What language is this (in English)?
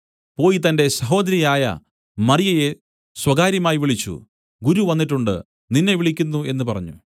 Malayalam